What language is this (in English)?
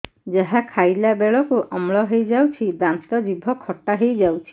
Odia